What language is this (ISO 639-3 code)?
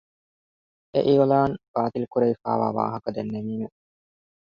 div